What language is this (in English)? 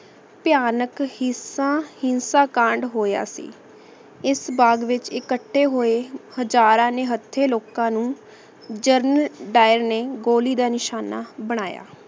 Punjabi